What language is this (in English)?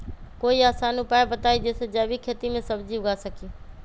Magahi